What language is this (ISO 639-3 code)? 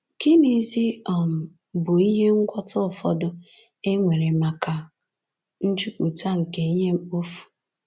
ibo